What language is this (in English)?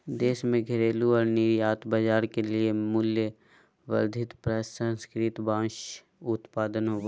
Magahi